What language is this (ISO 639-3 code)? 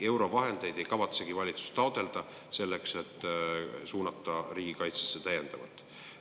est